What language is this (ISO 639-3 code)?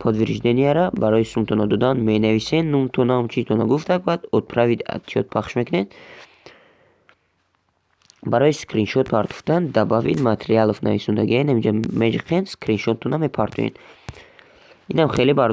tgk